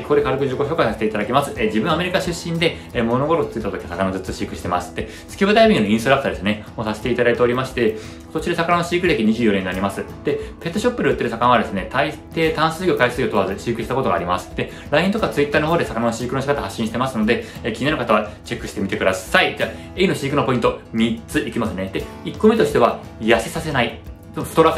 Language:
Japanese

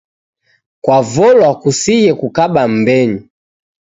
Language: Taita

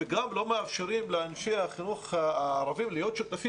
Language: Hebrew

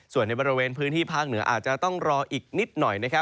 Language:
Thai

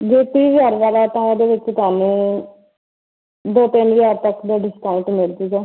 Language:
Punjabi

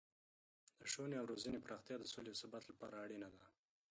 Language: Pashto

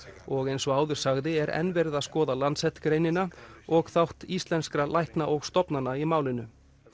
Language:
Icelandic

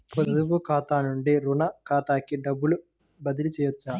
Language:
Telugu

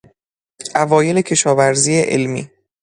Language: Persian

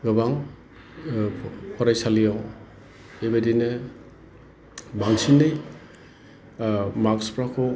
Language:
Bodo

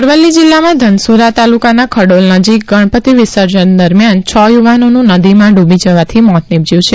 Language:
Gujarati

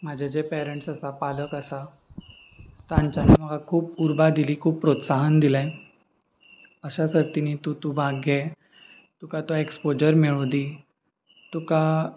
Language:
Konkani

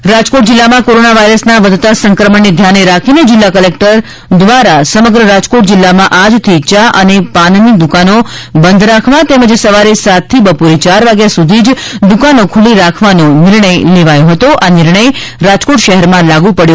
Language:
Gujarati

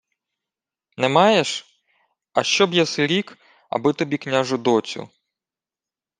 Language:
Ukrainian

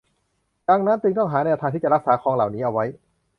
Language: Thai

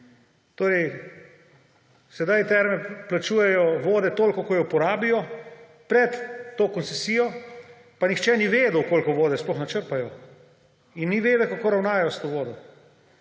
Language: Slovenian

